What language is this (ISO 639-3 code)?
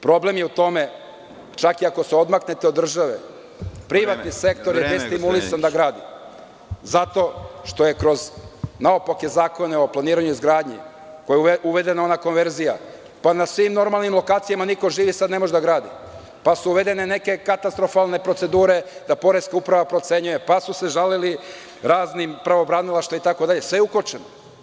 srp